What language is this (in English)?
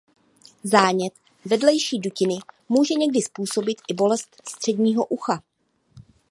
Czech